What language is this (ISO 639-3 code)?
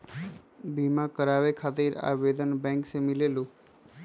mag